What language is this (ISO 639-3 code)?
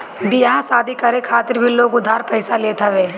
bho